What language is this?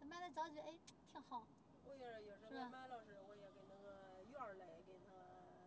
Chinese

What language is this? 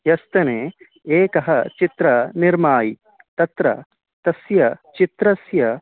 Sanskrit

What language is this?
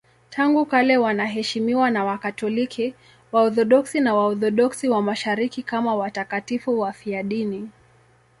Swahili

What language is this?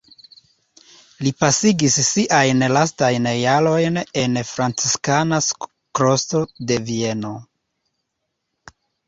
Esperanto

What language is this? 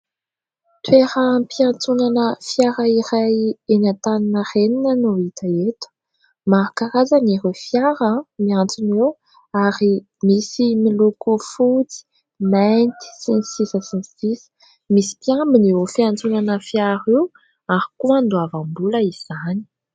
Malagasy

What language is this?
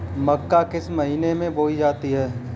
Hindi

